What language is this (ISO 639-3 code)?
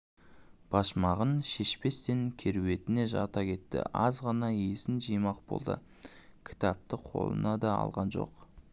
kaz